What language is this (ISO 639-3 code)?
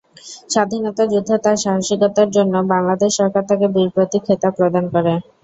ben